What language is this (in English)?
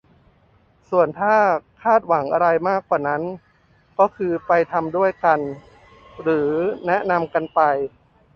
Thai